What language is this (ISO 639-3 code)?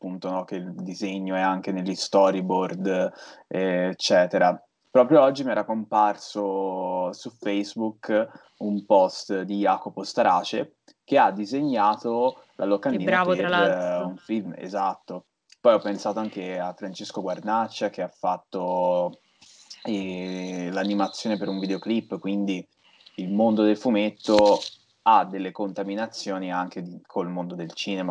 ita